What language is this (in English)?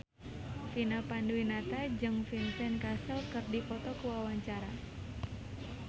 Sundanese